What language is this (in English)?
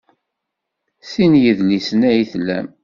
Kabyle